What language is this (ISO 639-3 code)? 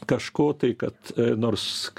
lit